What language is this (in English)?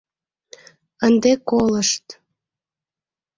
Mari